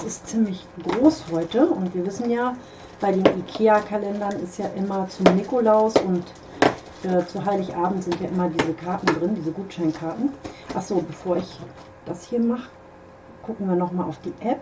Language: German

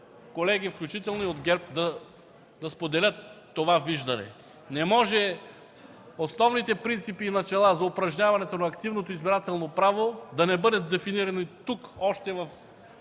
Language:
Bulgarian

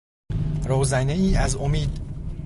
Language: Persian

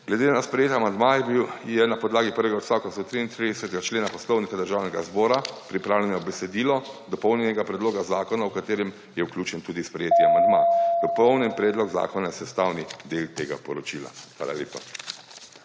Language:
Slovenian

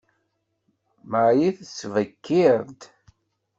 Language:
Kabyle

